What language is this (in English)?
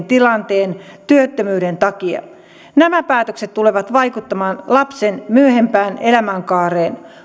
Finnish